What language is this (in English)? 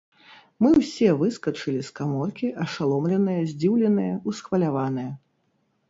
Belarusian